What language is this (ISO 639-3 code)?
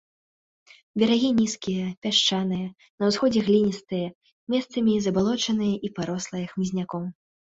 bel